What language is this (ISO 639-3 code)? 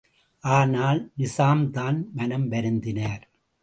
tam